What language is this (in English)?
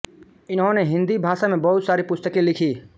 Hindi